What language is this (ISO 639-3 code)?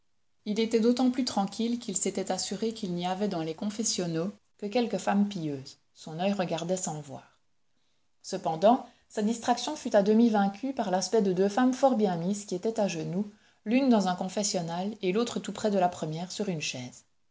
fra